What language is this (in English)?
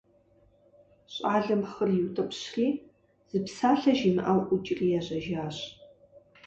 Kabardian